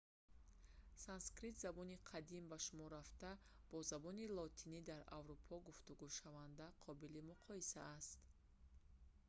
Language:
Tajik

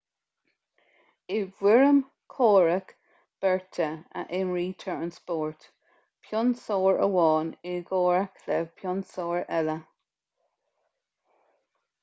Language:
Irish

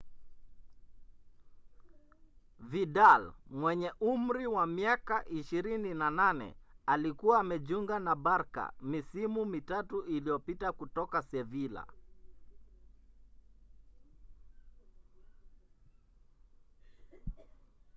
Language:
Swahili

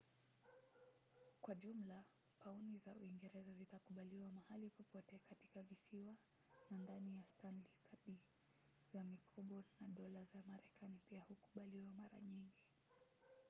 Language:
Swahili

